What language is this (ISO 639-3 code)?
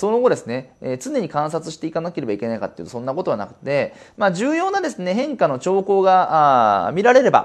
jpn